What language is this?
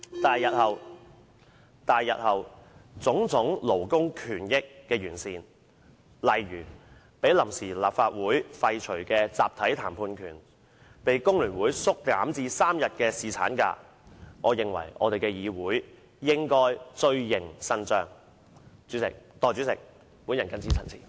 Cantonese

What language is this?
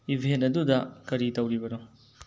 Manipuri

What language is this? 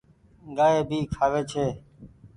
Goaria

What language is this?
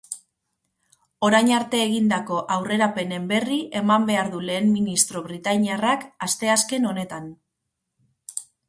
Basque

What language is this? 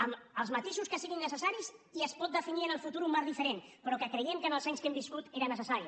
Catalan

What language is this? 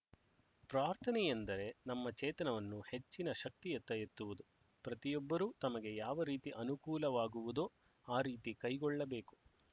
Kannada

